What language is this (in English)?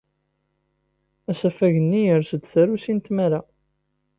Kabyle